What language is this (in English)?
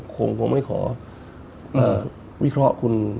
Thai